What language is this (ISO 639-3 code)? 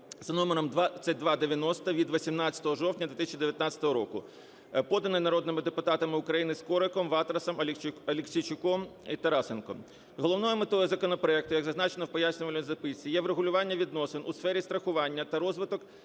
ukr